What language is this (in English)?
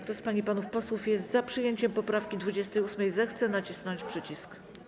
Polish